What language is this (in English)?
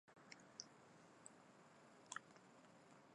Chinese